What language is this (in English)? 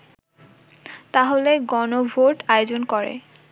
Bangla